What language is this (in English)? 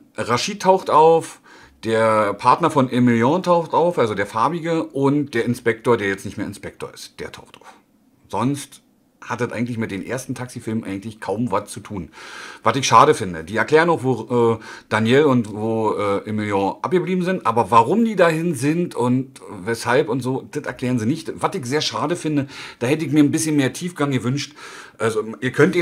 German